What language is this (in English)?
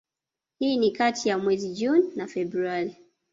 Swahili